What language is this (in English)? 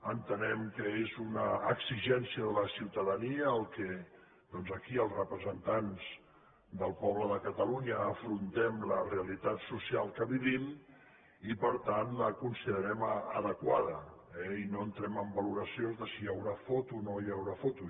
Catalan